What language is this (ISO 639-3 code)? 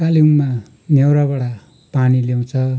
nep